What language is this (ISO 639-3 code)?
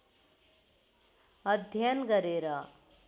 nep